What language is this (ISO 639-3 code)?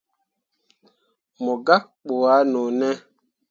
mua